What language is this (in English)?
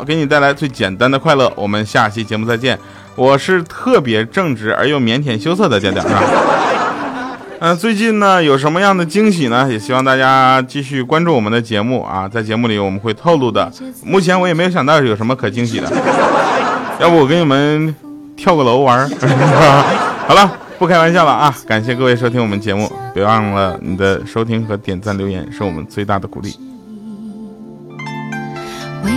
Chinese